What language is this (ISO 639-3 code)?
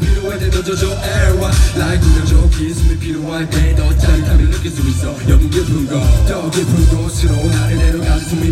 nld